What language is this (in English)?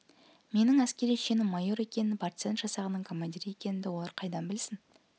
Kazakh